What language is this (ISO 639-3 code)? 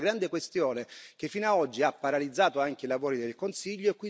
ita